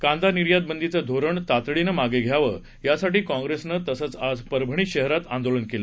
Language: Marathi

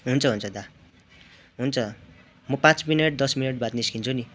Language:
Nepali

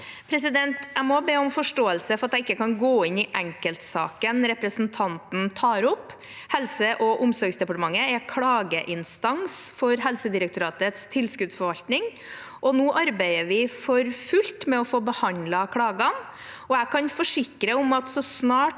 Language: Norwegian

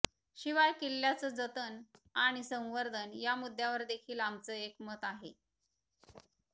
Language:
Marathi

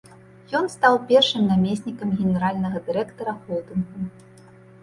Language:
Belarusian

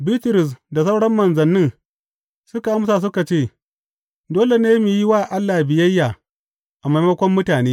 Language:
Hausa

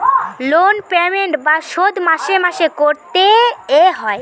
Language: Bangla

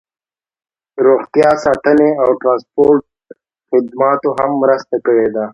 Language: Pashto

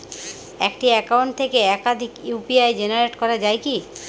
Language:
Bangla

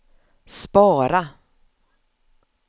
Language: Swedish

